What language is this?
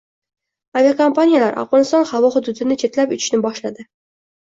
Uzbek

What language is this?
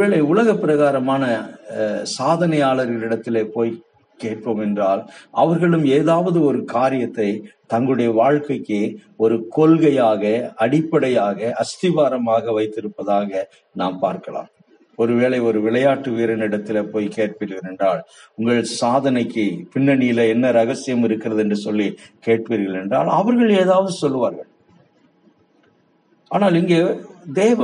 Tamil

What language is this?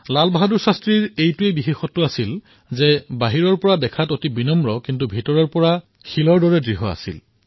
Assamese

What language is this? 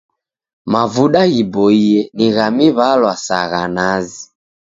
Taita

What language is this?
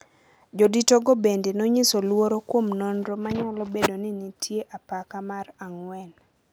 Luo (Kenya and Tanzania)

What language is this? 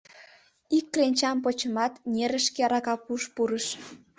Mari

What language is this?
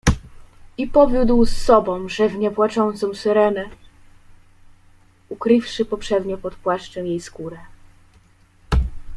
Polish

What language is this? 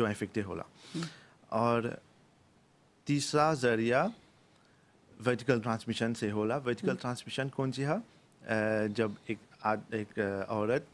French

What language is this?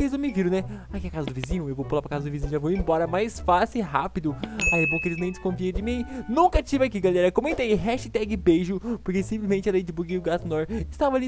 Portuguese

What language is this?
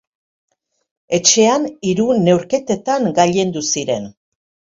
Basque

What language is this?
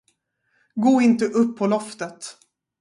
Swedish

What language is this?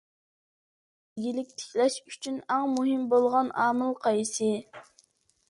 Uyghur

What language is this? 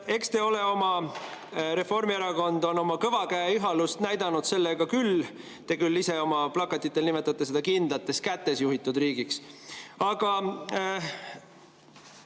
Estonian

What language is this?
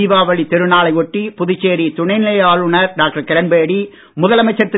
Tamil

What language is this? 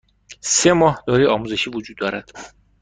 Persian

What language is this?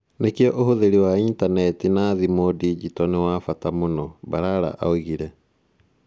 Kikuyu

